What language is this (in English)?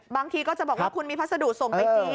Thai